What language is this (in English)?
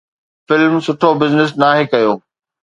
Sindhi